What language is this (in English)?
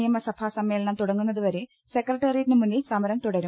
Malayalam